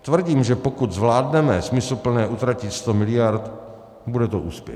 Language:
Czech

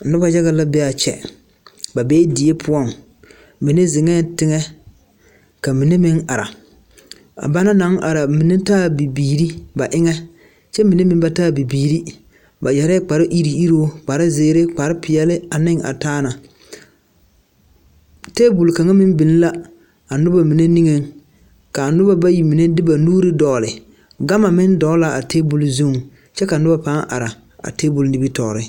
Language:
Southern Dagaare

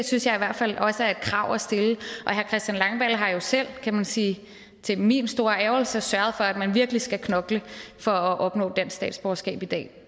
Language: Danish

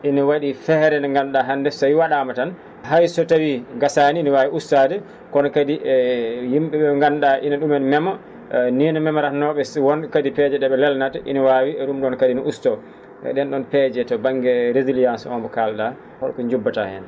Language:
Fula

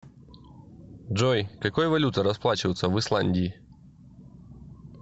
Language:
Russian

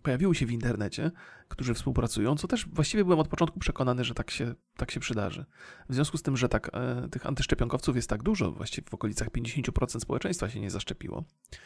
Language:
Polish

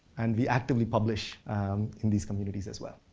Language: English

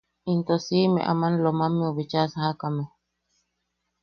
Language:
Yaqui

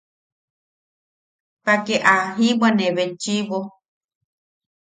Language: Yaqui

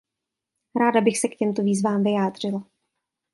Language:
Czech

